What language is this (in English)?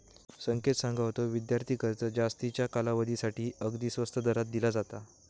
Marathi